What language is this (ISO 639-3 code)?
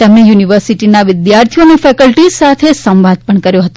guj